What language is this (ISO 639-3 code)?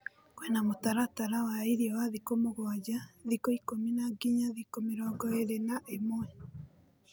kik